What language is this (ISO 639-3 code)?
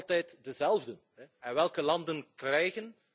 nld